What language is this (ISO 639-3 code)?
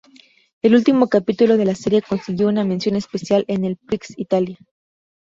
spa